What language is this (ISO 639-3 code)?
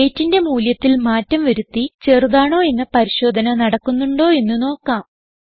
mal